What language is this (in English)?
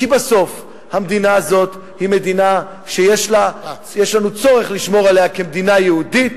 Hebrew